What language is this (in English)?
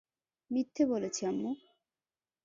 Bangla